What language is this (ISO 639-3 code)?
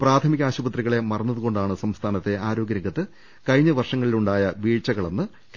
mal